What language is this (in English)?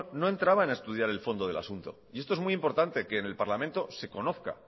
Spanish